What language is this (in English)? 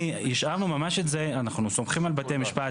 Hebrew